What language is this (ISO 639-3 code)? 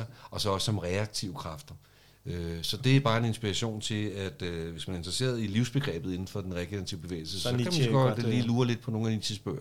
dan